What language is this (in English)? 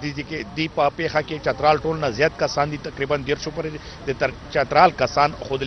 Romanian